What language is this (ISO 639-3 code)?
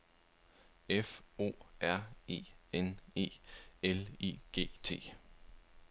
dan